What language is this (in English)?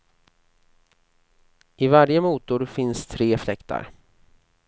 Swedish